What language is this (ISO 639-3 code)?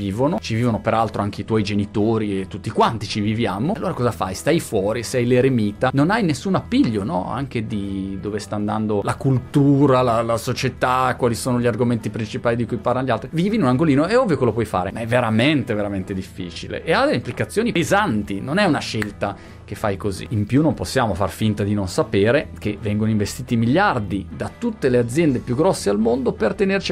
ita